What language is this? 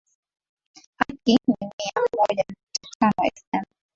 Swahili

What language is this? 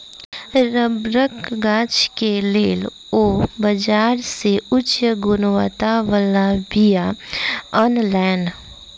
Maithili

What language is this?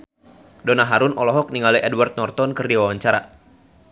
Sundanese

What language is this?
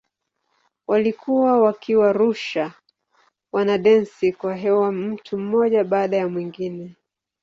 Swahili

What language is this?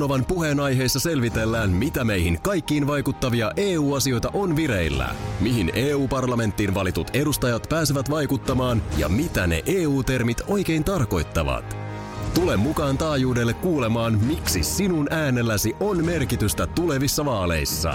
Finnish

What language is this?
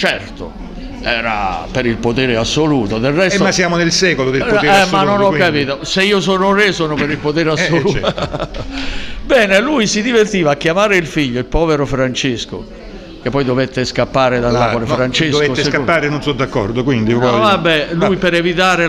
Italian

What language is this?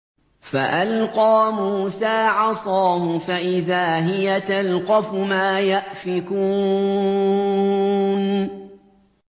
Arabic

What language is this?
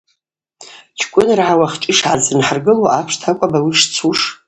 Abaza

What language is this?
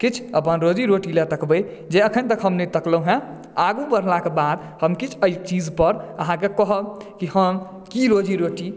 Maithili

